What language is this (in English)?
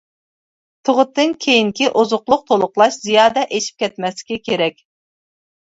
Uyghur